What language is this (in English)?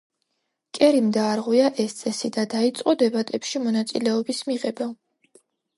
Georgian